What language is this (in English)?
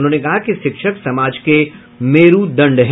Hindi